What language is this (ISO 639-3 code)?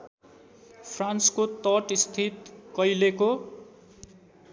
nep